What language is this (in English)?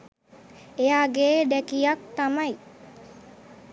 Sinhala